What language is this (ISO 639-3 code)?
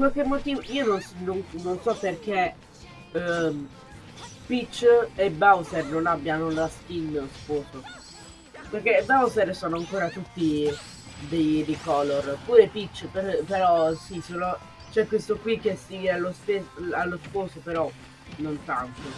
ita